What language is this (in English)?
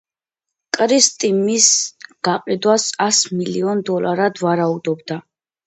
Georgian